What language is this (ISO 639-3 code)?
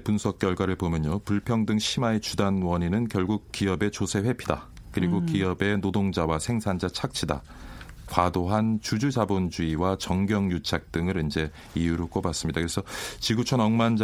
kor